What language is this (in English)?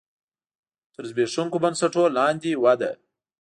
Pashto